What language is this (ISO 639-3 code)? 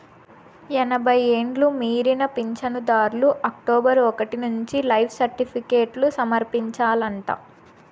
tel